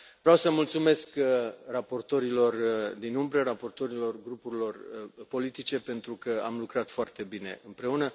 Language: Romanian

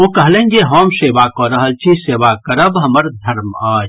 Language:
Maithili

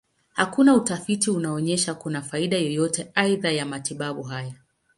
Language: Swahili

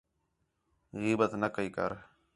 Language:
Khetrani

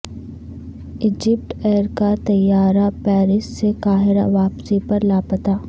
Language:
Urdu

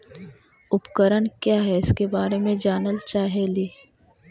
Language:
Magahi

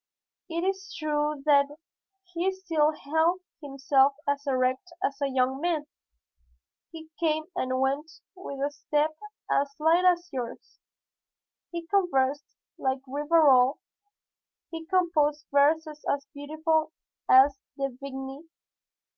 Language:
English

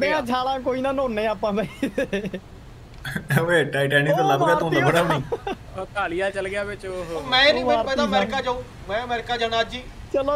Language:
Punjabi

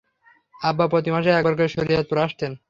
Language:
Bangla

